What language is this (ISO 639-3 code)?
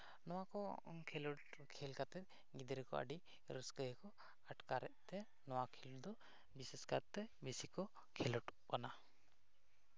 sat